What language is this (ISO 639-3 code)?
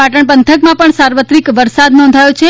guj